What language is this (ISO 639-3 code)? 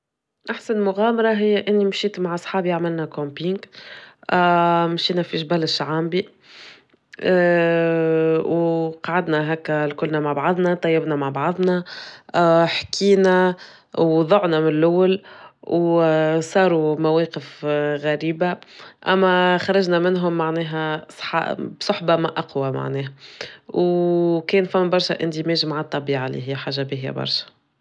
aeb